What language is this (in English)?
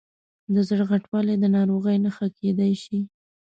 Pashto